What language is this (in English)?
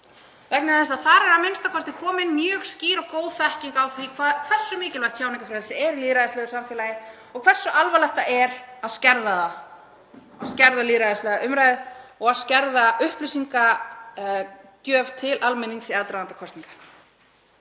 Icelandic